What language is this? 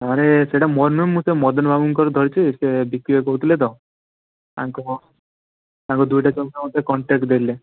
Odia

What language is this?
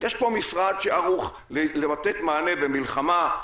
Hebrew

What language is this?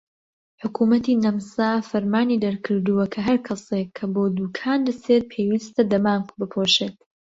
Central Kurdish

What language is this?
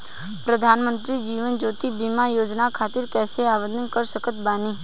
Bhojpuri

